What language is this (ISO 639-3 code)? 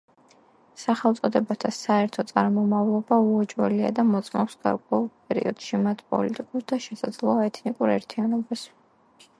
kat